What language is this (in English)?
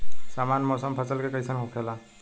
Bhojpuri